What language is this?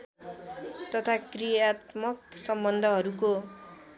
Nepali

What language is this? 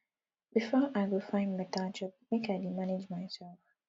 Nigerian Pidgin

